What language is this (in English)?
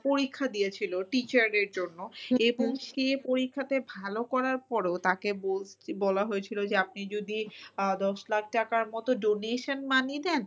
Bangla